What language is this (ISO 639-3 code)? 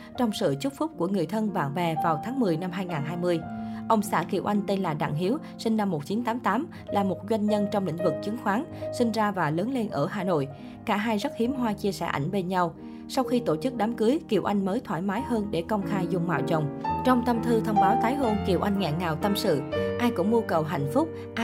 vie